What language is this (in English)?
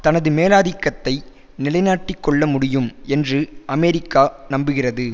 Tamil